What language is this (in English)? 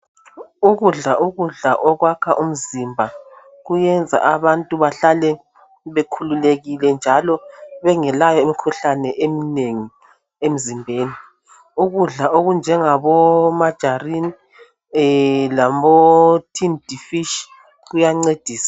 North Ndebele